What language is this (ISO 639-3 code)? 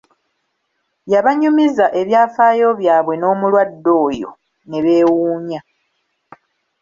lug